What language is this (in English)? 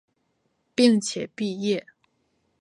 Chinese